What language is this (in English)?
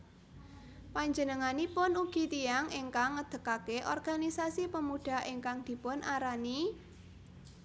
Javanese